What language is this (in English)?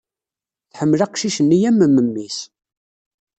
Kabyle